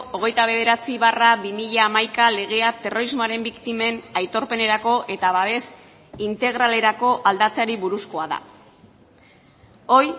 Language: Basque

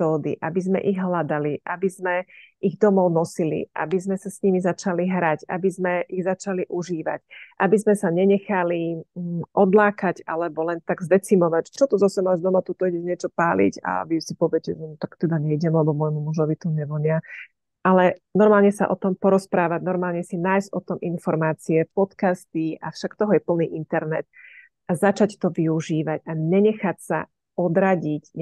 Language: Slovak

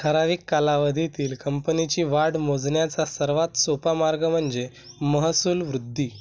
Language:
Marathi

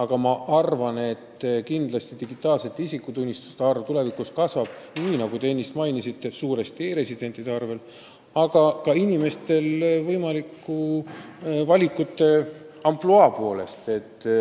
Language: Estonian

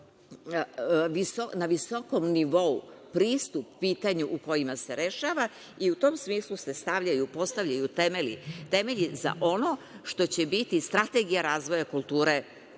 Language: Serbian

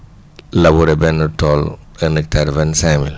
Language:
Wolof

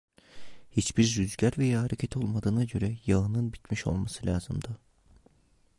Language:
Turkish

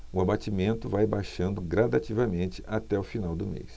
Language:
Portuguese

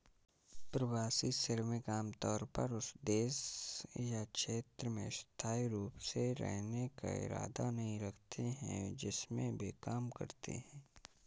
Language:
Hindi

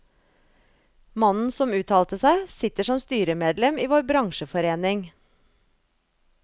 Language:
Norwegian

